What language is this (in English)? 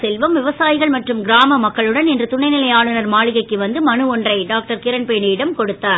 Tamil